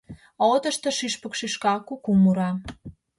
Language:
Mari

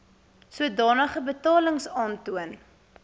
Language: Afrikaans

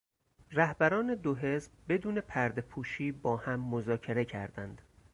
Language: Persian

